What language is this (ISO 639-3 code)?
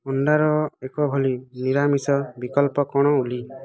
ori